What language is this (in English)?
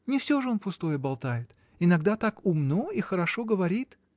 Russian